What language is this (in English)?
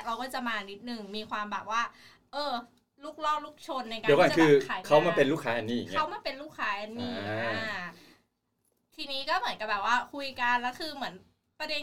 Thai